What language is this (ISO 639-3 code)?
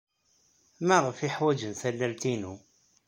kab